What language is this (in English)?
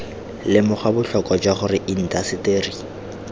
Tswana